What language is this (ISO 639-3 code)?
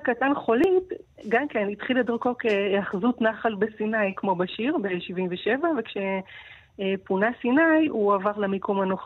heb